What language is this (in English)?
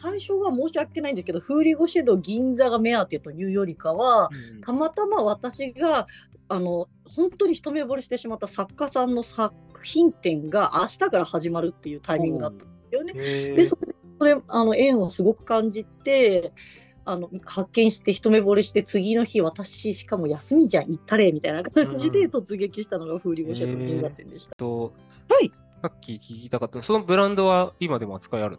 Japanese